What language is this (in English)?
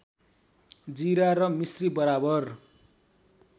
Nepali